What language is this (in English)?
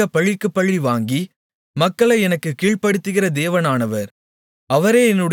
Tamil